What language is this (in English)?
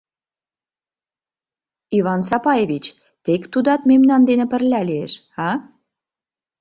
Mari